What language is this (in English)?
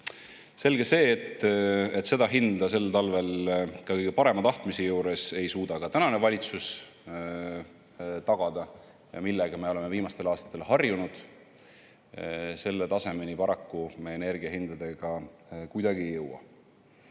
Estonian